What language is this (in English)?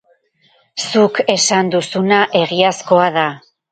Basque